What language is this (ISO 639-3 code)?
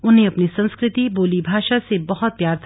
hin